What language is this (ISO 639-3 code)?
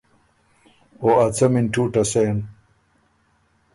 oru